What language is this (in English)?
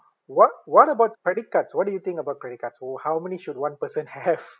English